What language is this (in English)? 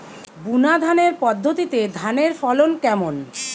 Bangla